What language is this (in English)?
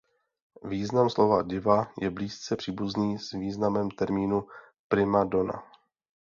Czech